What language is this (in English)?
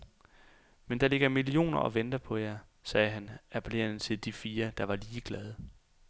Danish